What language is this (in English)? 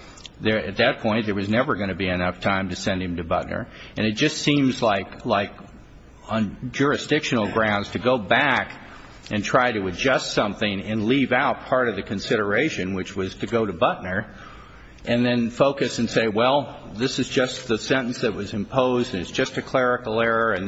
English